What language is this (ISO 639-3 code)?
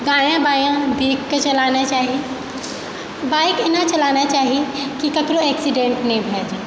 mai